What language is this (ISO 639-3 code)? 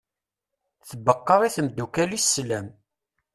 kab